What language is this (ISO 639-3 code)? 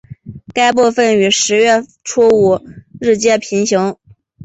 zho